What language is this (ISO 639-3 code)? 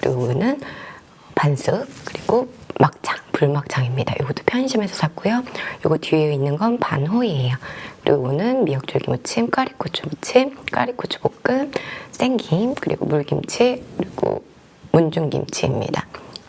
kor